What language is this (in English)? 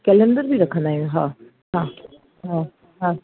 Sindhi